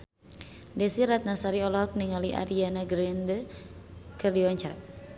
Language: Sundanese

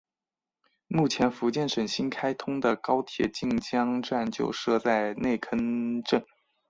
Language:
Chinese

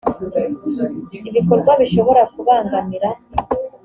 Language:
Kinyarwanda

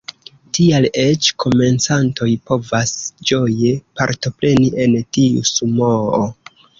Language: Esperanto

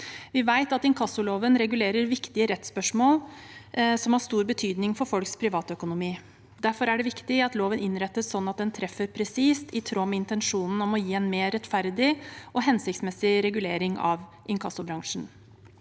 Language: Norwegian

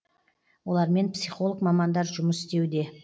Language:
Kazakh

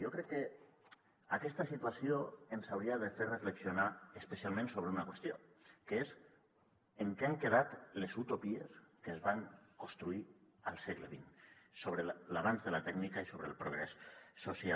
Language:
Catalan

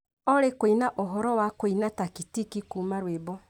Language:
Kikuyu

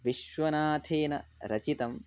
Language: Sanskrit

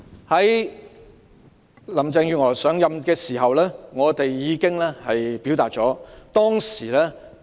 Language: Cantonese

